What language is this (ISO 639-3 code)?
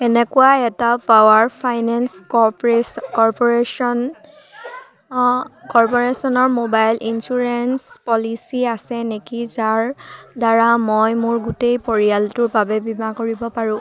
asm